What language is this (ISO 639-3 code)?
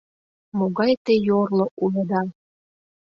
chm